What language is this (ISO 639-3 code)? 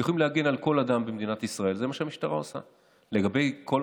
heb